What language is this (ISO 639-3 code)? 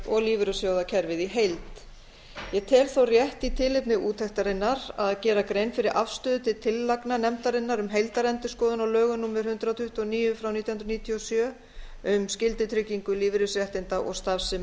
isl